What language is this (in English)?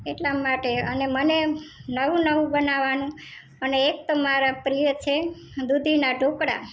Gujarati